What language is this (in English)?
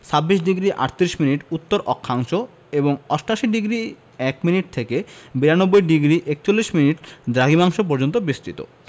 Bangla